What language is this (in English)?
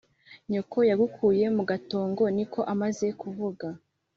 Kinyarwanda